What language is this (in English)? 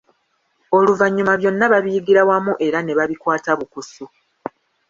Ganda